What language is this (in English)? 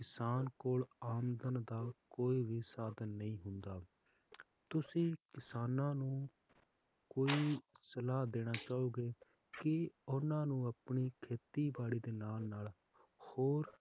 Punjabi